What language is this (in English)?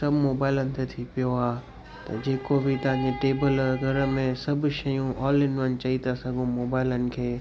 Sindhi